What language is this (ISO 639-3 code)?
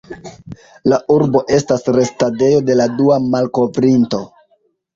epo